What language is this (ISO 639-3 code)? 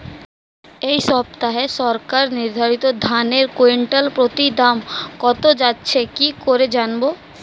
ben